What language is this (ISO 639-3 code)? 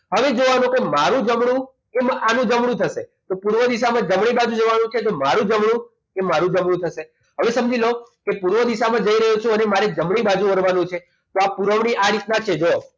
guj